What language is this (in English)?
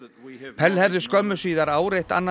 Icelandic